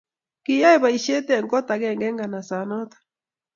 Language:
Kalenjin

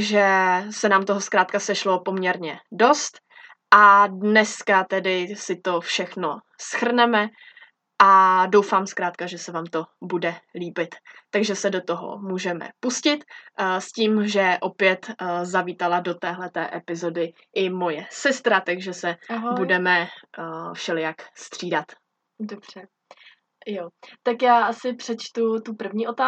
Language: Czech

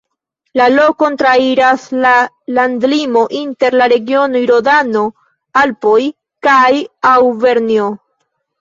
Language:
Esperanto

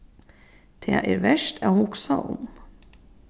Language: Faroese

